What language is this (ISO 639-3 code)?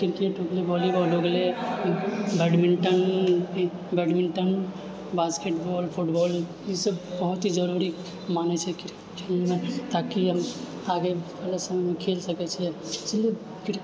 mai